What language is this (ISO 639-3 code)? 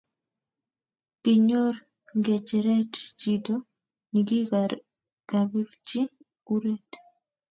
kln